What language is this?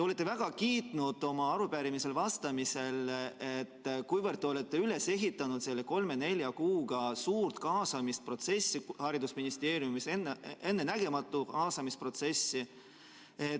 Estonian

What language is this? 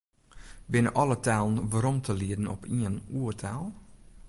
Western Frisian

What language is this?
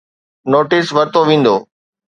Sindhi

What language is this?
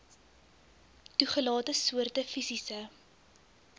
Afrikaans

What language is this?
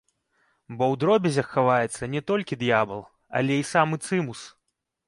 Belarusian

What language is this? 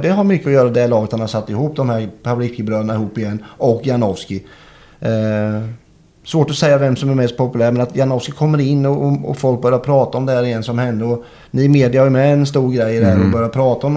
Swedish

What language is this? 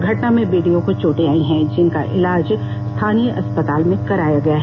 Hindi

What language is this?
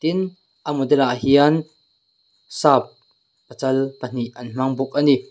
Mizo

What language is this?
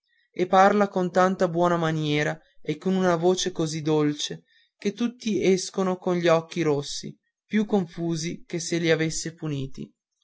Italian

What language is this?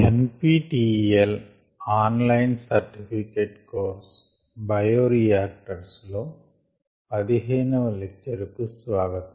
Telugu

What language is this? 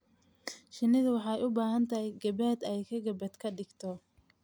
Somali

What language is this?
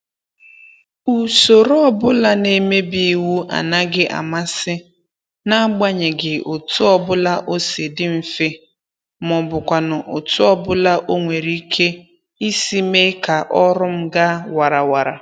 Igbo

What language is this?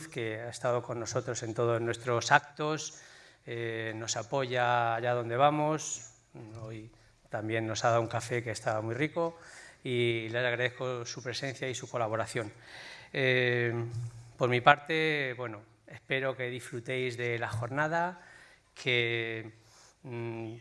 Spanish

